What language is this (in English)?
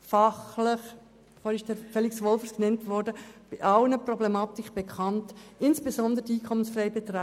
Swiss German